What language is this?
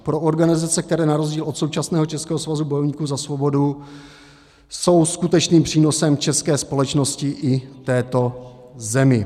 Czech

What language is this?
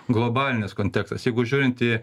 Lithuanian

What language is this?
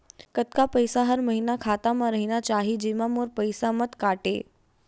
Chhattisgarhi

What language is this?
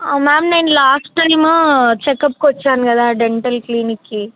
Telugu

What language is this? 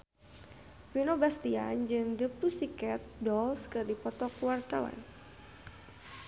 Sundanese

